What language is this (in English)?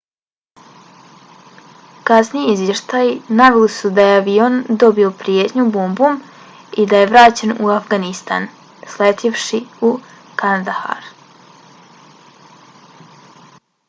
Bosnian